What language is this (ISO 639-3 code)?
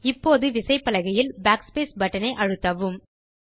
tam